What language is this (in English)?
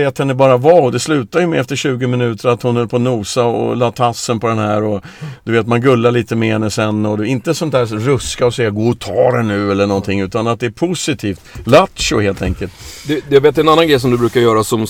Swedish